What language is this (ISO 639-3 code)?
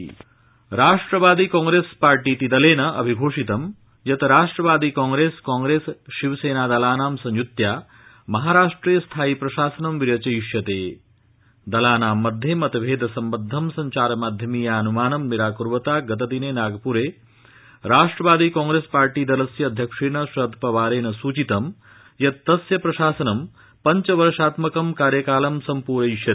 san